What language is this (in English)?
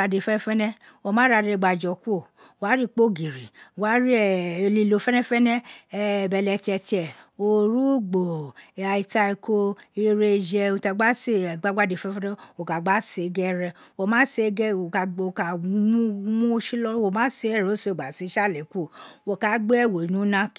Isekiri